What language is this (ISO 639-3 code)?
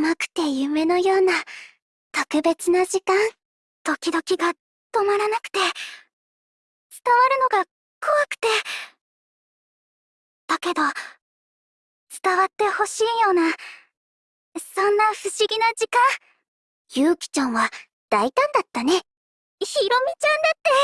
jpn